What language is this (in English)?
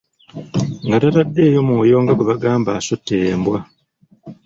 Ganda